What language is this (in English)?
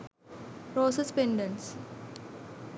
Sinhala